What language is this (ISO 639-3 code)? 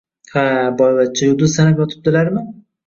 uzb